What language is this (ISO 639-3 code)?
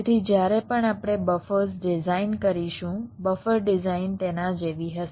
guj